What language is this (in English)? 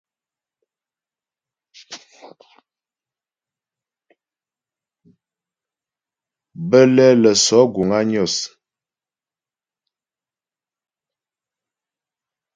Ghomala